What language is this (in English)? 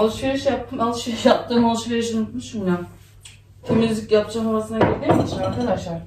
Turkish